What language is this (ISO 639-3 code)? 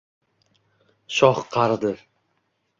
uzb